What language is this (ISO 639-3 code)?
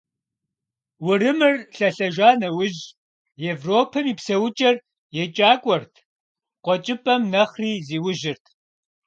kbd